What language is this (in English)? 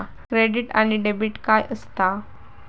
Marathi